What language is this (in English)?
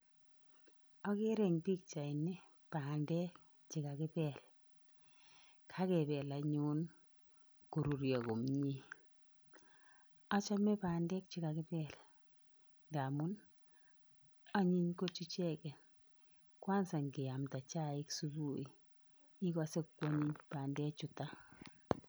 Kalenjin